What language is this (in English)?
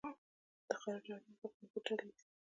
Pashto